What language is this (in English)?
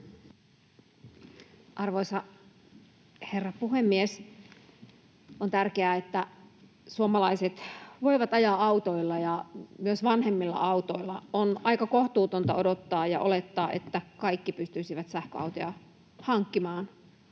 Finnish